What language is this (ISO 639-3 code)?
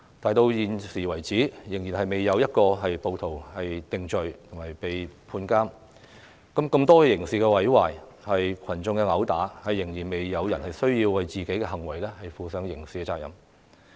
yue